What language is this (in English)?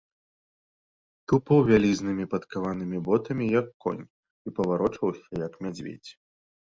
Belarusian